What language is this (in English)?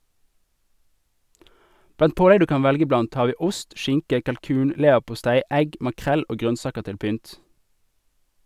Norwegian